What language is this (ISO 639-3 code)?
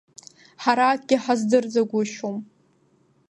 abk